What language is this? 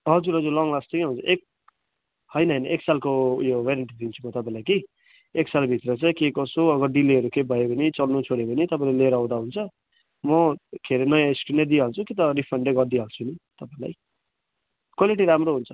Nepali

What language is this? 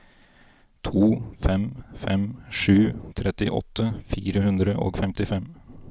Norwegian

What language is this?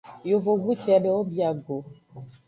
Aja (Benin)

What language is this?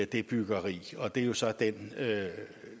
Danish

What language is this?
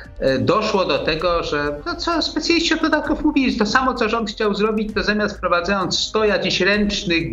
Polish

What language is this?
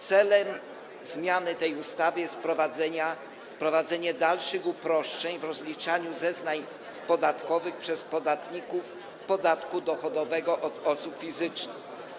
Polish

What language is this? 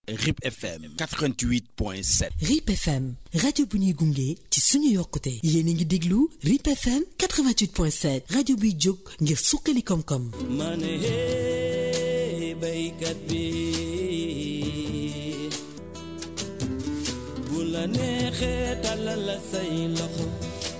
Wolof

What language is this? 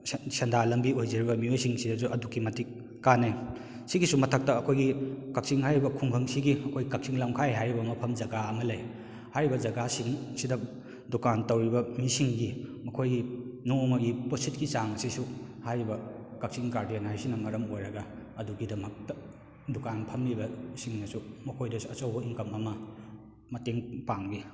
Manipuri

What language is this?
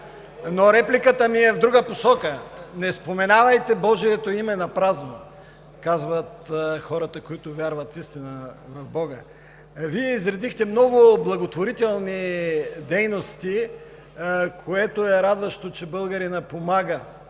Bulgarian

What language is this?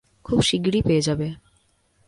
Bangla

